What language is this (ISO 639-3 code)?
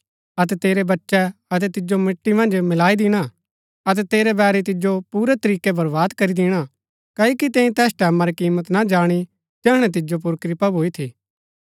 gbk